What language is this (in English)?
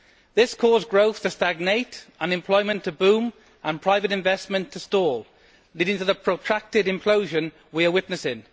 English